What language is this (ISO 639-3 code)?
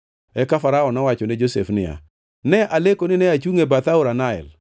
luo